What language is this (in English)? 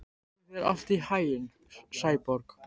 Icelandic